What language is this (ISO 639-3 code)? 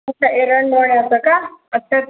mar